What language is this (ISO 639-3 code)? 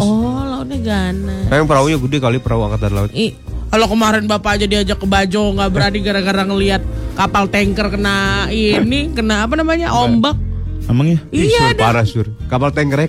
ind